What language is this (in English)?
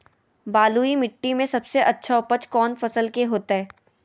Magahi